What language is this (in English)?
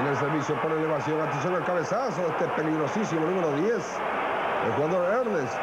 Spanish